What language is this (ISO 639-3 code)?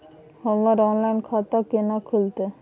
mai